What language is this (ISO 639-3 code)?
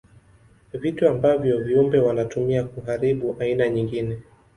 swa